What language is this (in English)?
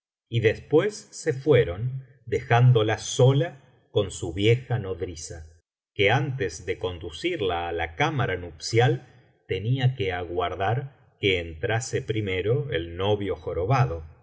Spanish